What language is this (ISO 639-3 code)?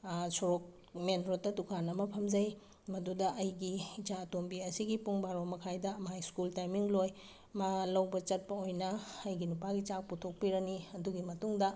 mni